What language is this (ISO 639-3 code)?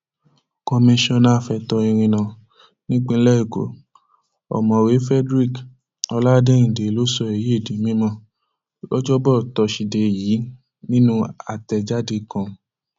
yor